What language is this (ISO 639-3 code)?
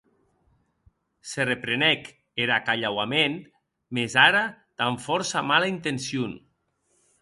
oci